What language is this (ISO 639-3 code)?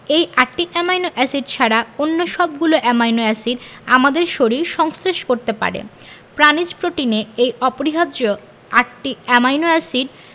ben